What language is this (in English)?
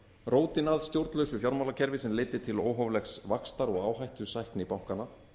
Icelandic